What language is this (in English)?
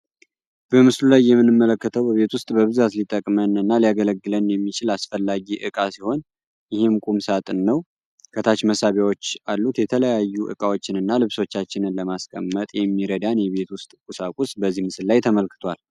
Amharic